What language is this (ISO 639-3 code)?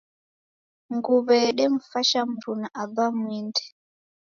dav